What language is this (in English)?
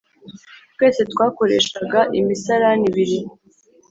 Kinyarwanda